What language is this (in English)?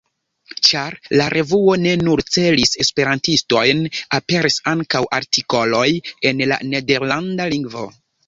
Esperanto